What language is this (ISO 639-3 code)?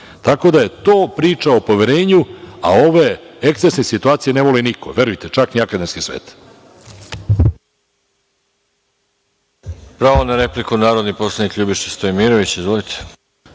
srp